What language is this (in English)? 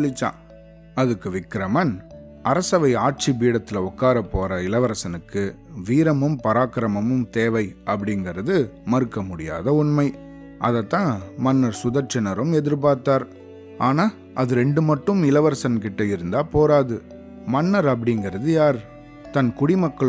Tamil